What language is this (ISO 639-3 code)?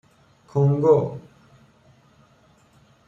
fas